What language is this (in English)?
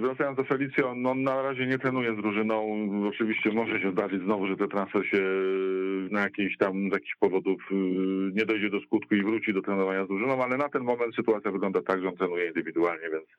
Polish